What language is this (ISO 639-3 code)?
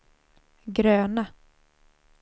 swe